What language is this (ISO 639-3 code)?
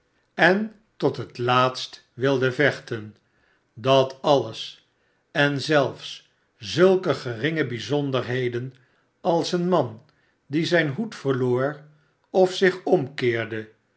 nld